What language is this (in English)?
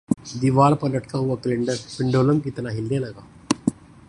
Urdu